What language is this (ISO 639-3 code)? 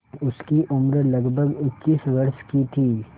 hin